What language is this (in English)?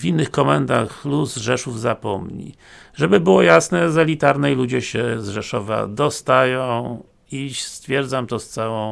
Polish